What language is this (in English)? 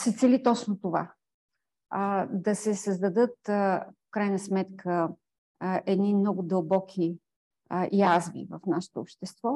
Bulgarian